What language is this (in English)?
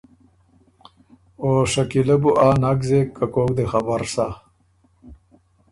Ormuri